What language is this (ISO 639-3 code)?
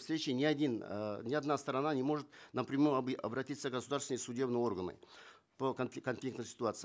kaz